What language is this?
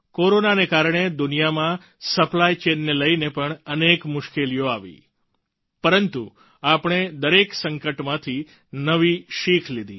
Gujarati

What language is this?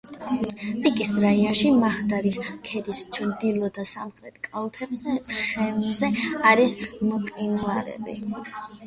Georgian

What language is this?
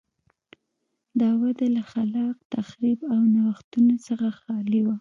Pashto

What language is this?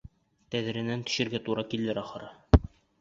Bashkir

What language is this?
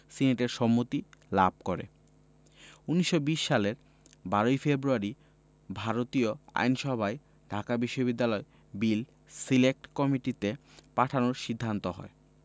Bangla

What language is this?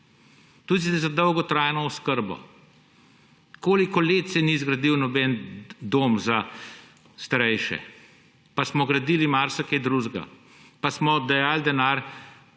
Slovenian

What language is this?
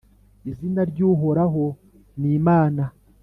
Kinyarwanda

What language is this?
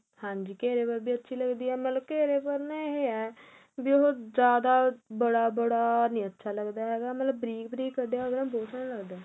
Punjabi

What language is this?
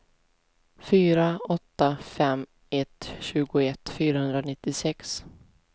Swedish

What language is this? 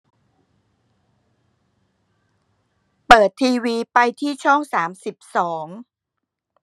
Thai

